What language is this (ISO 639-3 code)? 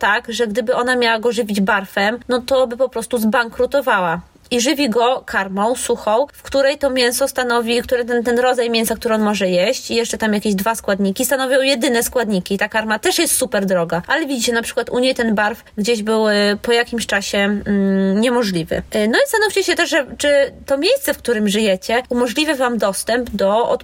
pol